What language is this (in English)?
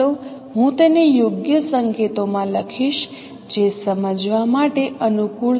Gujarati